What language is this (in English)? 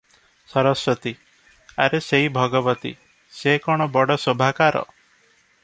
Odia